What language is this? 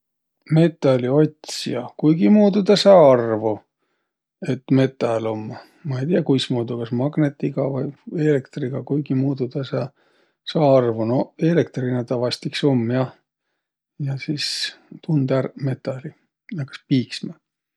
Võro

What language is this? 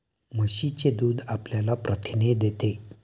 Marathi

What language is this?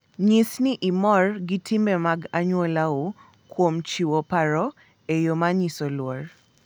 Luo (Kenya and Tanzania)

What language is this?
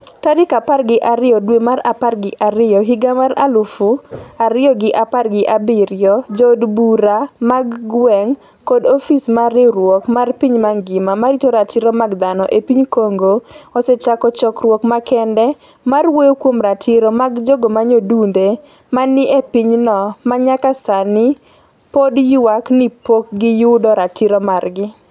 Luo (Kenya and Tanzania)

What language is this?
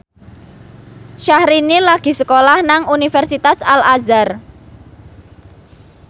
Javanese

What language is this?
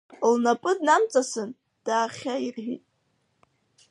Abkhazian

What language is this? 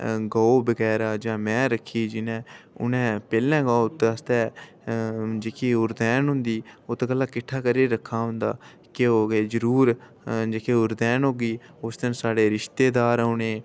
Dogri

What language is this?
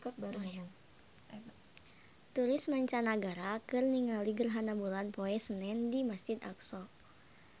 Sundanese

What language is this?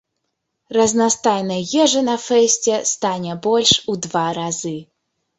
Belarusian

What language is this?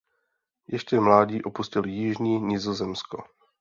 Czech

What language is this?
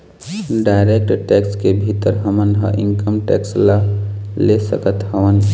Chhattisgarhi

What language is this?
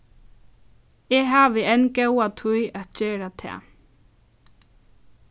Faroese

